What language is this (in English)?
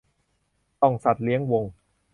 Thai